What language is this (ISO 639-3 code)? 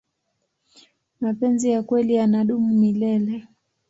swa